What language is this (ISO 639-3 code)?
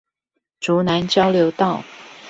zho